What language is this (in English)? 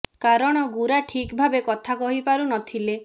Odia